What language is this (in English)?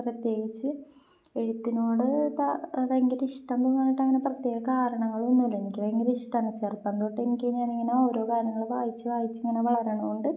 Malayalam